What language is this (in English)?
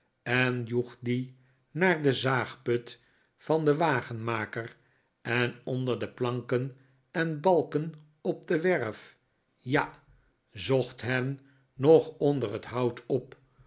Dutch